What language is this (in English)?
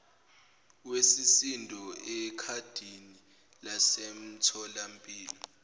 Zulu